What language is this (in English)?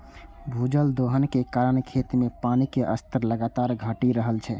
Maithili